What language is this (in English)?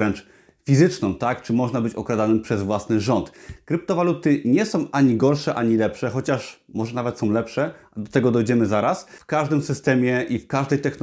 Polish